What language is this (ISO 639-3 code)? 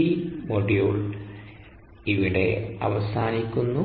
mal